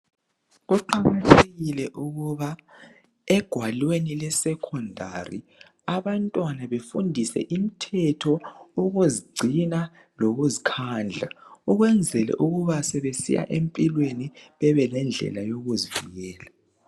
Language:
North Ndebele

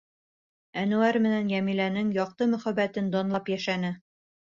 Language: Bashkir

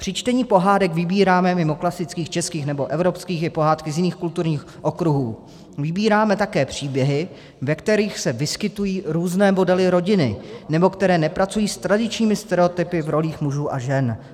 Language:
Czech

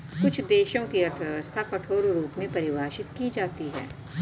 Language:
Hindi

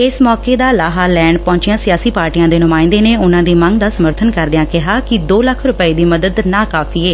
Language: Punjabi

